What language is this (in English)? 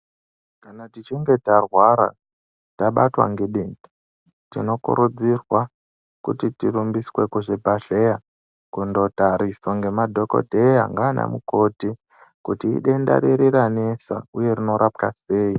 Ndau